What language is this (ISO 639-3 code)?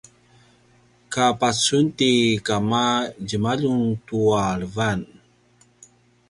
pwn